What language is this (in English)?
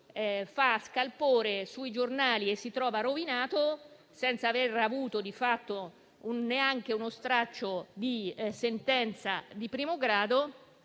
Italian